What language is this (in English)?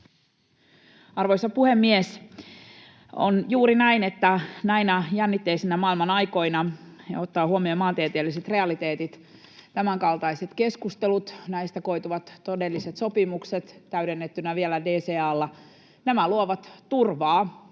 Finnish